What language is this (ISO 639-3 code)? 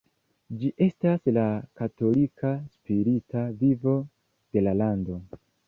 epo